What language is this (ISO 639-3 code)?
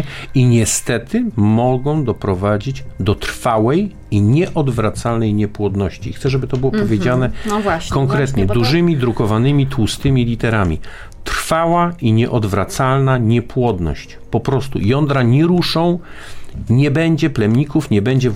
pol